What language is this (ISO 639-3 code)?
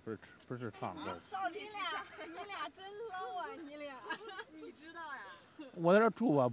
zho